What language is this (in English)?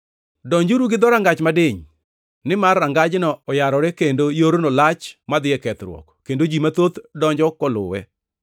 Luo (Kenya and Tanzania)